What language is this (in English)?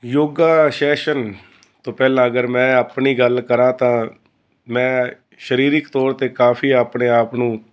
Punjabi